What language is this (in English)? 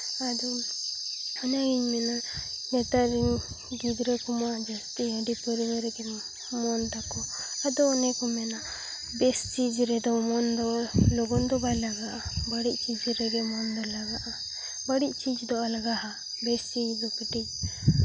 Santali